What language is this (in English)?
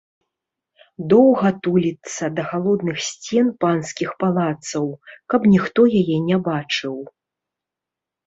Belarusian